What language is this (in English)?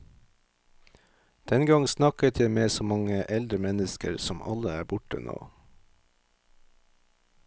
Norwegian